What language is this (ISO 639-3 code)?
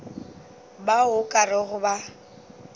nso